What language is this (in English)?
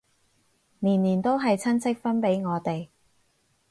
Cantonese